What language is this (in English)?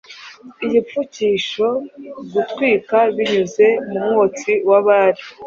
Kinyarwanda